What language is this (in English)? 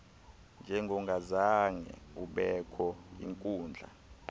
Xhosa